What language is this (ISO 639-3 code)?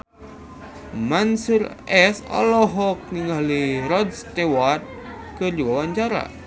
sun